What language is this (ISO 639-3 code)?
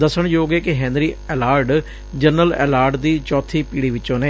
pan